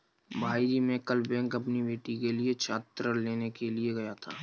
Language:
Hindi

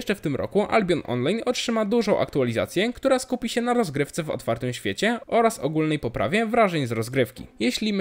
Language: Polish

